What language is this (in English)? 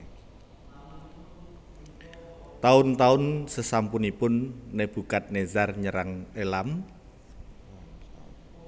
Javanese